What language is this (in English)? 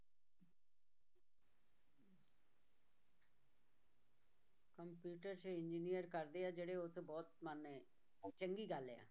Punjabi